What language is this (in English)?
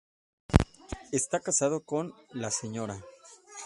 Spanish